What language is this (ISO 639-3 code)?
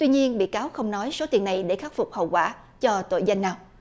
vie